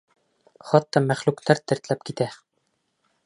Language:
Bashkir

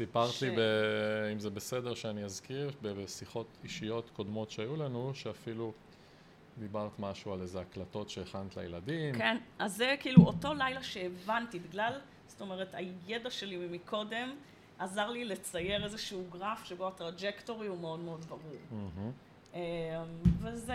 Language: Hebrew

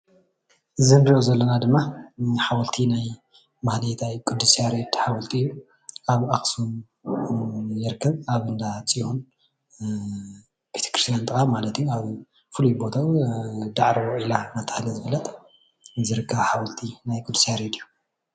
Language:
Tigrinya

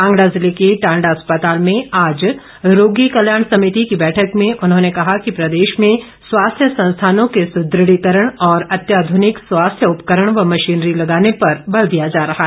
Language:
Hindi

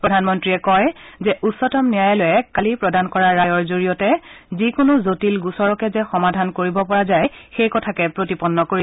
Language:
Assamese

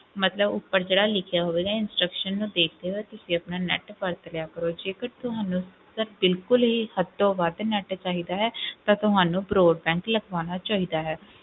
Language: Punjabi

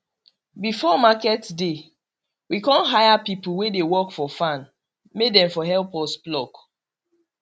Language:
Nigerian Pidgin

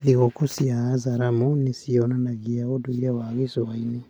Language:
Kikuyu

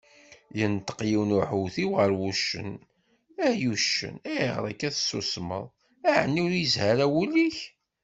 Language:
Kabyle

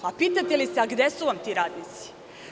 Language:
Serbian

